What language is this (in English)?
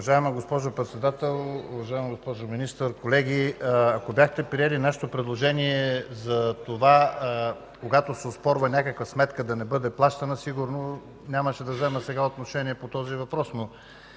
Bulgarian